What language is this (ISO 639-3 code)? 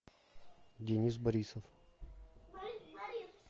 rus